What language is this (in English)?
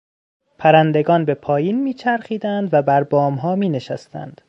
Persian